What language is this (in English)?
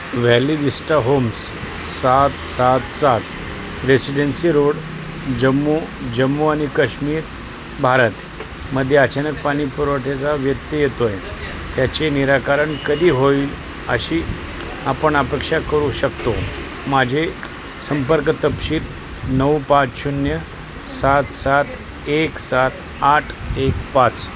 Marathi